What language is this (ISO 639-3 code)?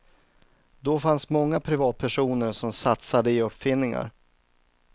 swe